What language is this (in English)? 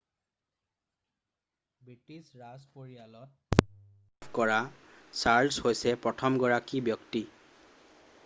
Assamese